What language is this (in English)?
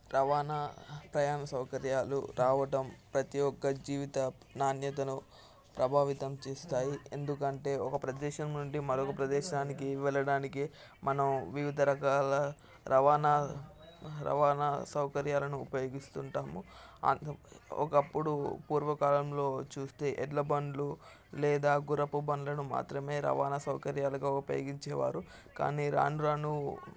Telugu